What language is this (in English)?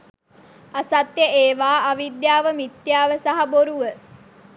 Sinhala